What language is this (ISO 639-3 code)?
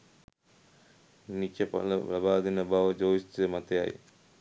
sin